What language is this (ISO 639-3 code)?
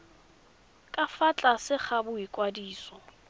tsn